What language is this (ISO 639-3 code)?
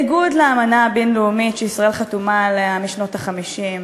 heb